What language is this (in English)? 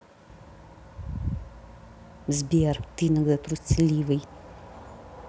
Russian